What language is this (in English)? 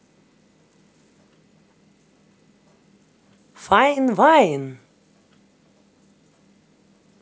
Russian